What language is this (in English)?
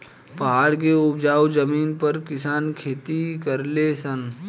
Bhojpuri